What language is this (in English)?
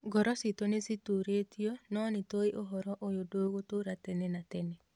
Kikuyu